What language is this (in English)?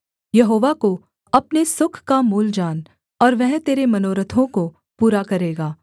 Hindi